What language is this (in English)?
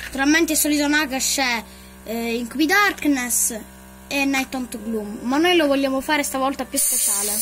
Italian